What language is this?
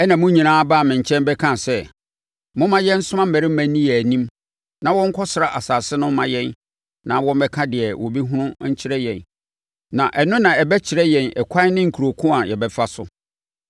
Akan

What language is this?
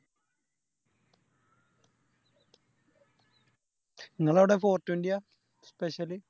Malayalam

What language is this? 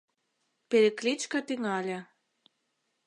Mari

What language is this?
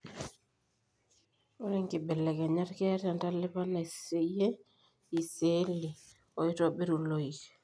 Masai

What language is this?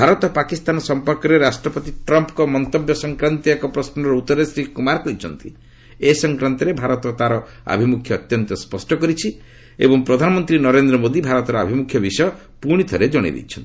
Odia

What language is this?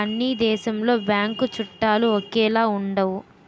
Telugu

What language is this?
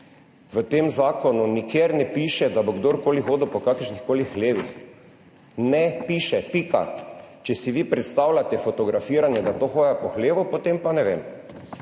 Slovenian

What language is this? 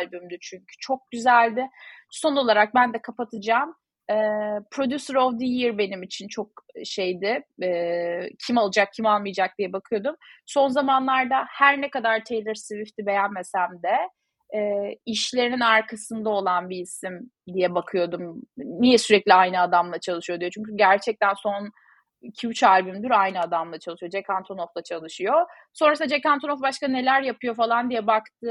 Turkish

